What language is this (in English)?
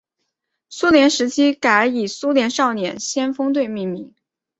Chinese